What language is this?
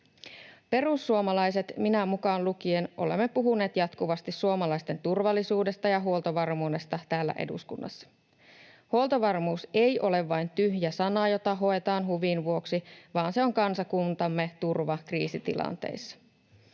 Finnish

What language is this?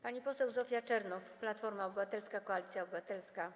Polish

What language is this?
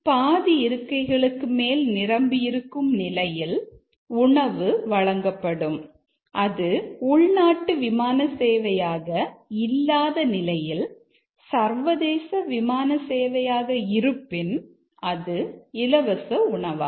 Tamil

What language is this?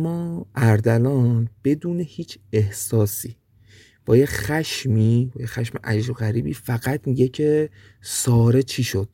Persian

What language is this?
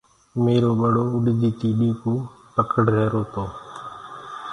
Gurgula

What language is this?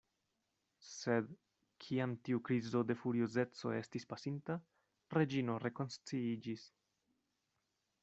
Esperanto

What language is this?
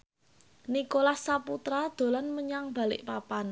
Javanese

